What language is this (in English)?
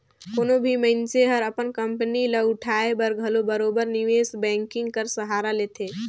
Chhattisgarhi